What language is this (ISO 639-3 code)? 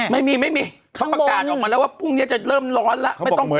tha